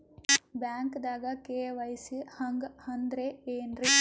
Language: Kannada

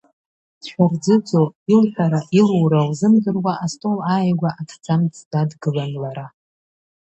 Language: Abkhazian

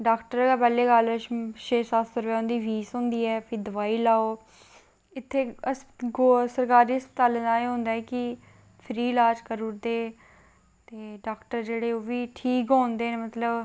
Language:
Dogri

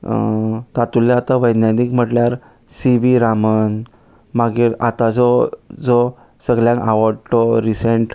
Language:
Konkani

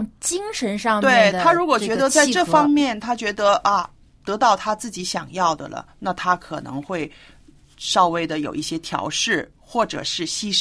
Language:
Chinese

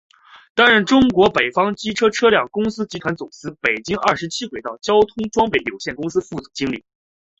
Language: Chinese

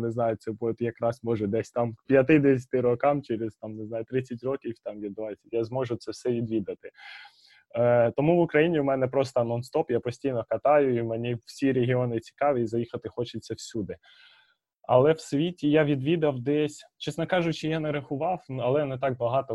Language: Ukrainian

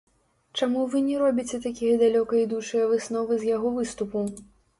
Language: Belarusian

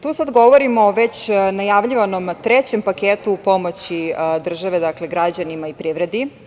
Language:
Serbian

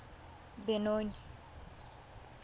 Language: Tswana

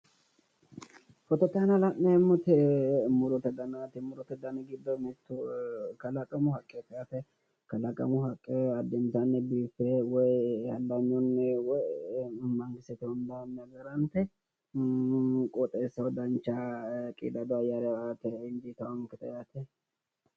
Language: Sidamo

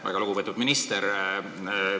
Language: Estonian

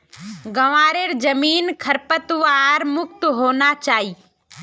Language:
Magahi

